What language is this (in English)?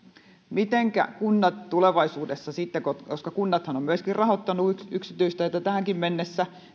Finnish